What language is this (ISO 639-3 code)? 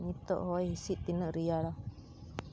sat